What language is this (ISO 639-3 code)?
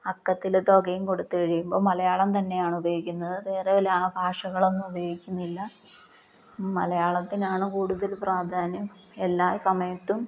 mal